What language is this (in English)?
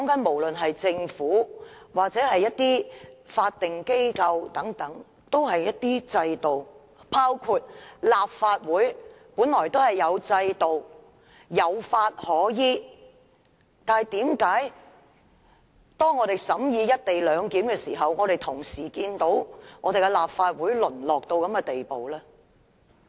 Cantonese